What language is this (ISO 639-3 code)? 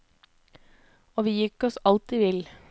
nor